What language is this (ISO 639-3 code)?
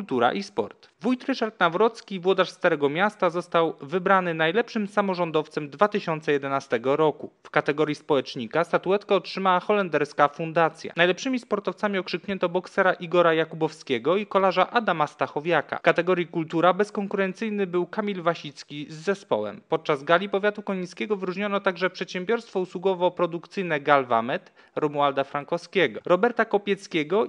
pol